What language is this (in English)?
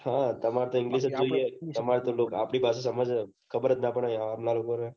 Gujarati